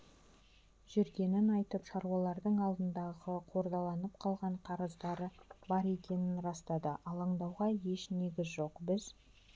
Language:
Kazakh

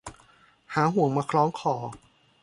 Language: Thai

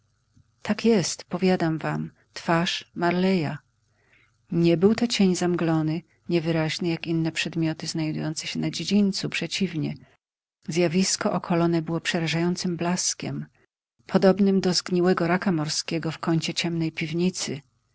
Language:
Polish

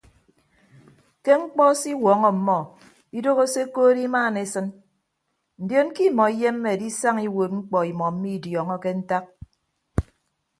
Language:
Ibibio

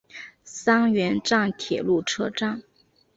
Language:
Chinese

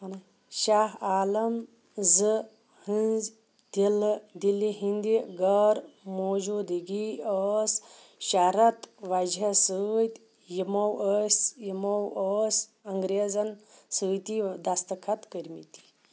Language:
Kashmiri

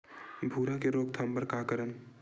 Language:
Chhattisgarhi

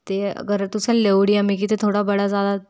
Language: Dogri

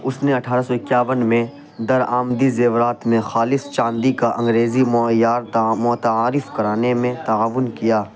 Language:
Urdu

